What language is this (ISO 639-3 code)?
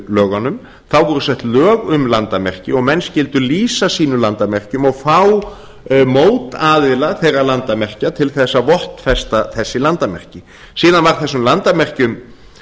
isl